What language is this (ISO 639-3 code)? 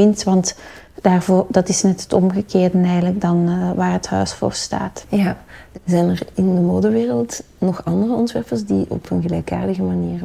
nld